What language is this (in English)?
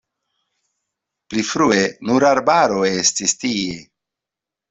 Esperanto